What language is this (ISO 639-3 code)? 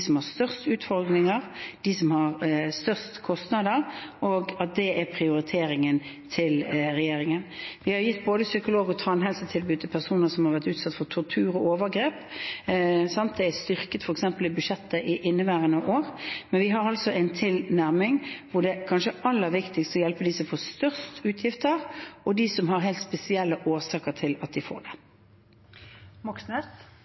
nob